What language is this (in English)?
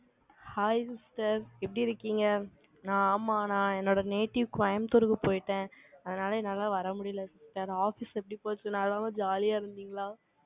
Tamil